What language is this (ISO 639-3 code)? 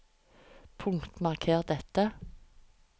nor